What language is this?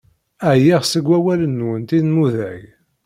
Kabyle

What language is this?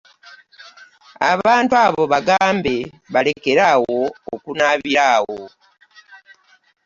Ganda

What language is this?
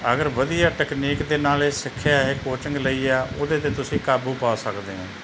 Punjabi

